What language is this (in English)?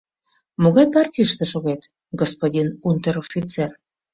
Mari